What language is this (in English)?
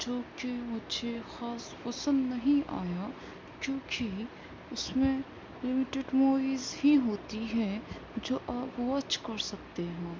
Urdu